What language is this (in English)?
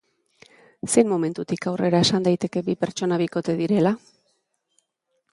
Basque